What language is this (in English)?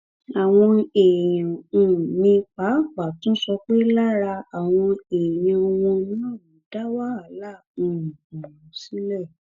Yoruba